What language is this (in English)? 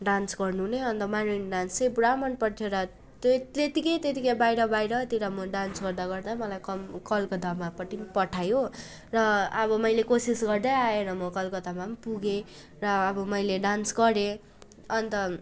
Nepali